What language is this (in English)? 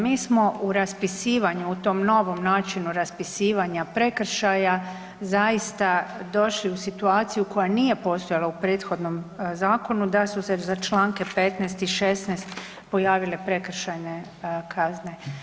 Croatian